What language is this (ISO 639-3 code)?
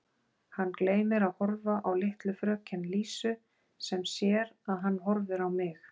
isl